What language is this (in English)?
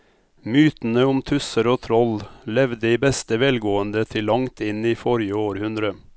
Norwegian